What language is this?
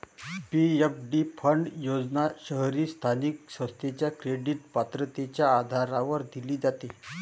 Marathi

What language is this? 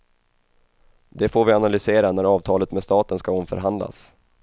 Swedish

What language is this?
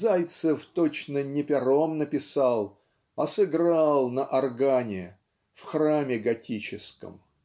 Russian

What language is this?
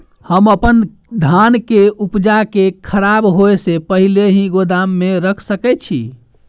Maithili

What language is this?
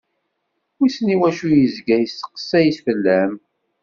Kabyle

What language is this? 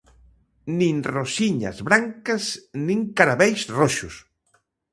Galician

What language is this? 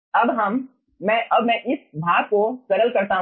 Hindi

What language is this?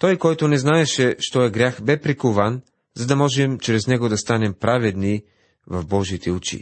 Bulgarian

